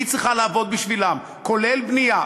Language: Hebrew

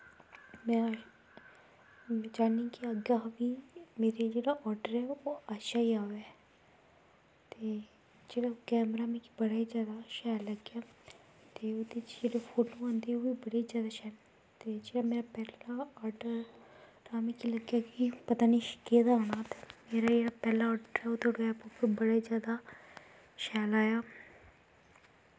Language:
Dogri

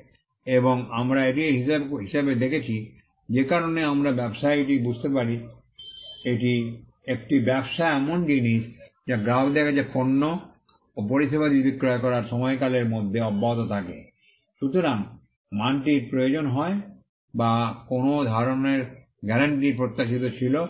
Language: Bangla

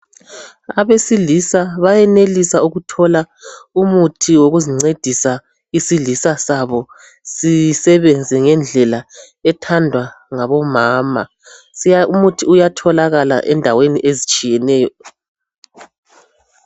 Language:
North Ndebele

